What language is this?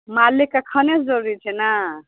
Maithili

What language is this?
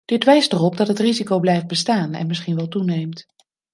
Dutch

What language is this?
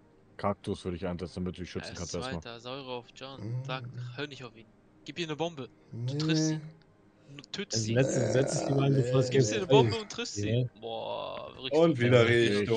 German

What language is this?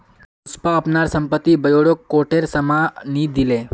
Magahi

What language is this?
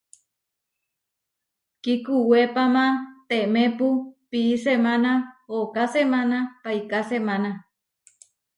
Huarijio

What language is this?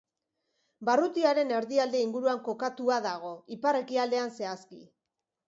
Basque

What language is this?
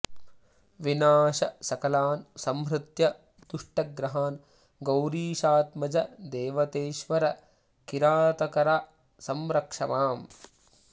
Sanskrit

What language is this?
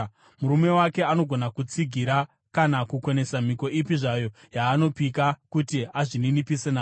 Shona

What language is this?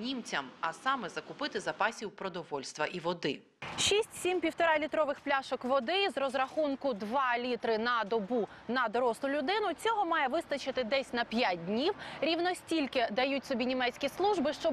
Ukrainian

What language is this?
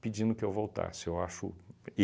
Portuguese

